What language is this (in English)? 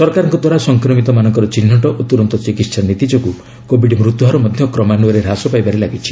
Odia